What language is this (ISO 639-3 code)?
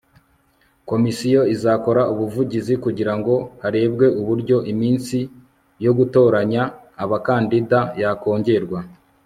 kin